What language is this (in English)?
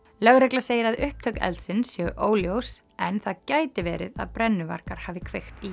Icelandic